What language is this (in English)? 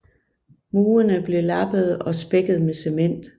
Danish